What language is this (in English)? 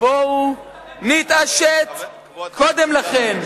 Hebrew